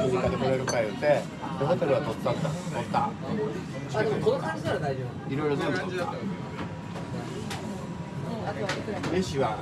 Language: Japanese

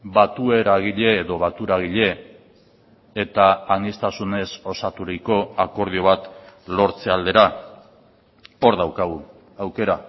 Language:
Basque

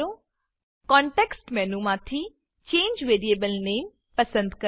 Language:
Gujarati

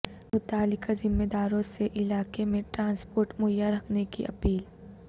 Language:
Urdu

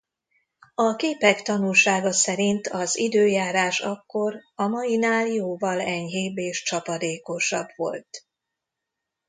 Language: Hungarian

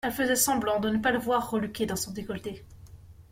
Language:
French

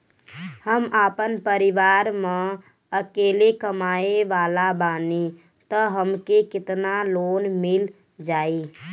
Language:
Bhojpuri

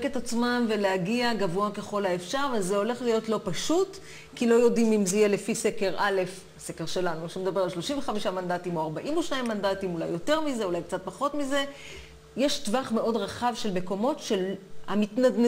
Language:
Hebrew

